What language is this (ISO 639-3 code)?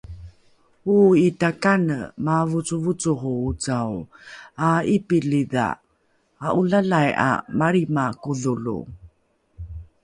dru